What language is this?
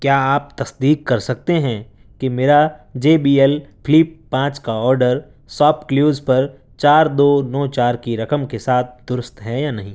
Urdu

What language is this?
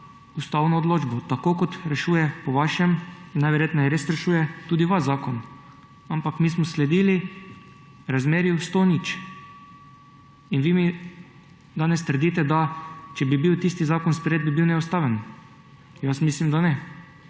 Slovenian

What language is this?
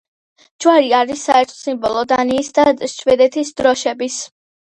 Georgian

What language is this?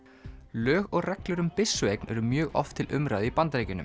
Icelandic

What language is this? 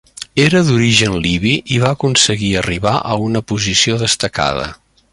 Catalan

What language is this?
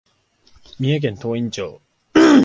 Japanese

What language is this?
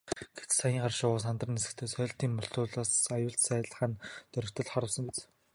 Mongolian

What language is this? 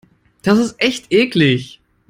German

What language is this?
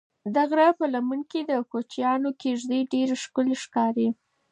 Pashto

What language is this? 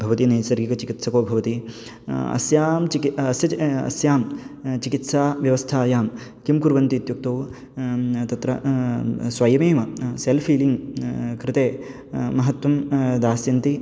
Sanskrit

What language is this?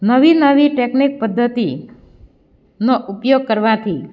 Gujarati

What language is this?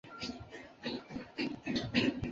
Chinese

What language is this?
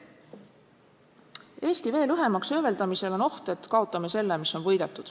Estonian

